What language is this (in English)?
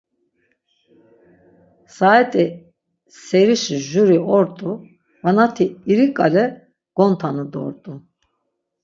Laz